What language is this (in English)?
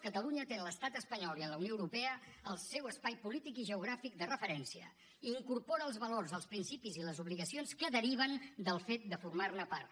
Catalan